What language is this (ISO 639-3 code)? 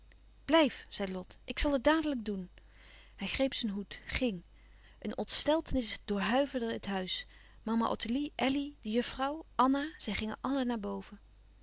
nld